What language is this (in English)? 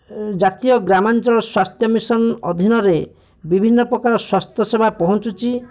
Odia